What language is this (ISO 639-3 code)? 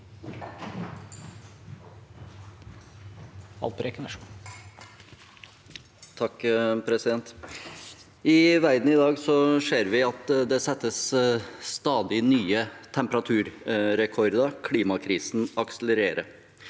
nor